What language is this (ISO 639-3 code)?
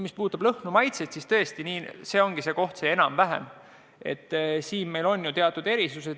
est